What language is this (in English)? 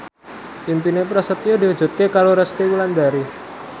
Javanese